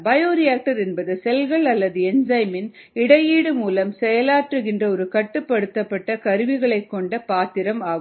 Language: Tamil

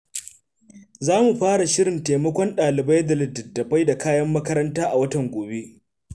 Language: Hausa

